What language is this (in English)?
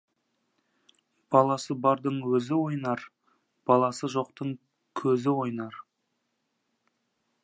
Kazakh